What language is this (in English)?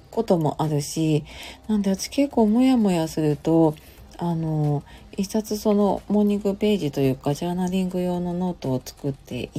Japanese